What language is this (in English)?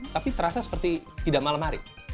Indonesian